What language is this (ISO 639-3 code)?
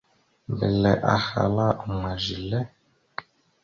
mxu